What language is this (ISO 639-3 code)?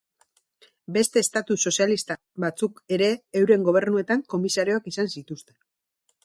eus